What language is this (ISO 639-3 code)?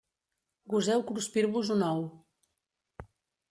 cat